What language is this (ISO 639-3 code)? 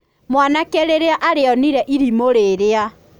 kik